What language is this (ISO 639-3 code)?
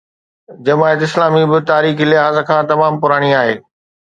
snd